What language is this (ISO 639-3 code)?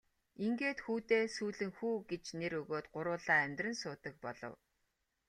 mon